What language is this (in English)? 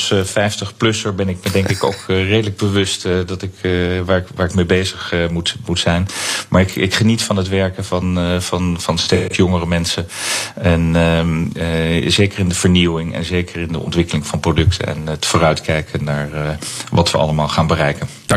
Dutch